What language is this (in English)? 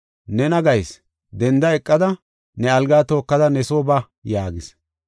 Gofa